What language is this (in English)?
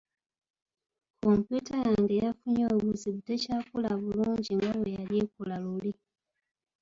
Ganda